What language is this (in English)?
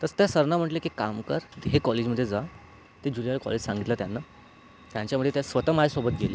Marathi